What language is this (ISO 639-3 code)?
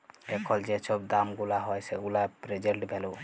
ben